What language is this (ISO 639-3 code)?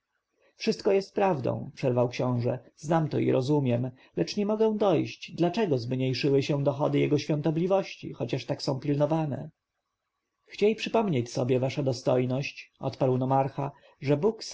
pol